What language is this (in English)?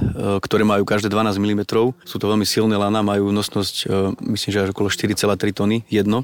Slovak